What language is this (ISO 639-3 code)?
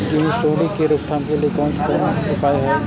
mai